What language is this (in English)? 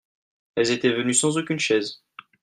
French